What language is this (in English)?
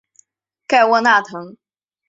Chinese